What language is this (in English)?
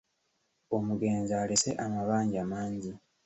Ganda